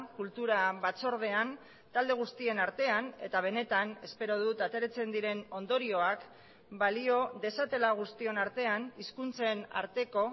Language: Basque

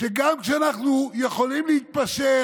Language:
Hebrew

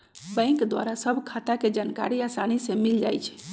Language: Magahi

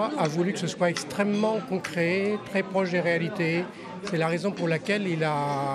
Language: French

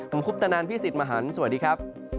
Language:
Thai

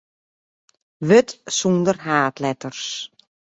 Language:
Western Frisian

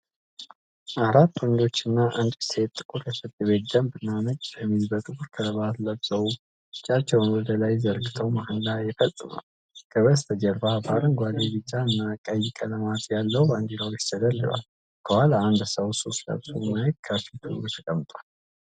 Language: Amharic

